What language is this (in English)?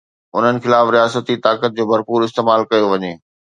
Sindhi